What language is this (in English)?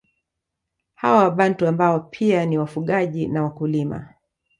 Swahili